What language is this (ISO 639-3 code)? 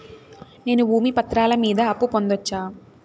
tel